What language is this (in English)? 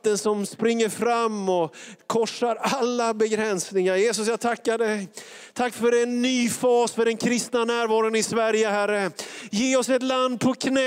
Swedish